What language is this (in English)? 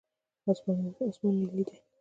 Pashto